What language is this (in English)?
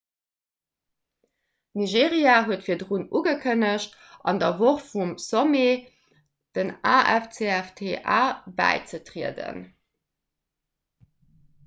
Luxembourgish